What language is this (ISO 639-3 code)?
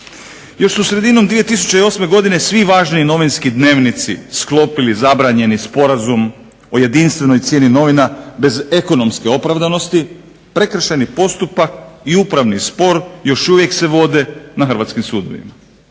hrv